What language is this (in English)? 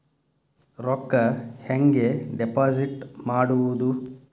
Kannada